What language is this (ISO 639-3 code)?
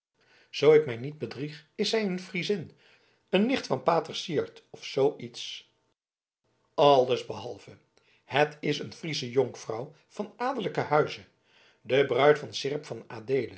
nld